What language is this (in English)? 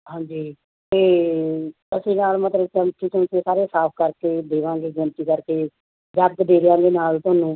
Punjabi